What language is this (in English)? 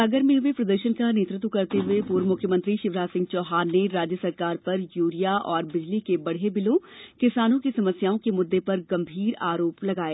Hindi